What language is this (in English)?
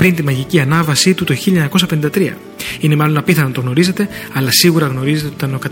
Greek